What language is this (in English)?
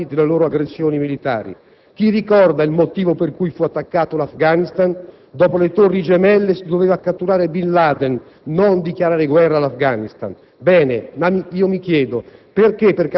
Italian